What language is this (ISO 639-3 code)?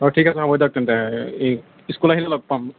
asm